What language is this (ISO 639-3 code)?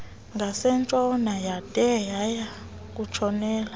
xho